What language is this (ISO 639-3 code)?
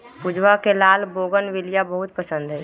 mag